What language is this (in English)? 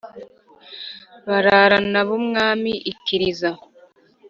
Kinyarwanda